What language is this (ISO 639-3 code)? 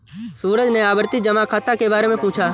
hin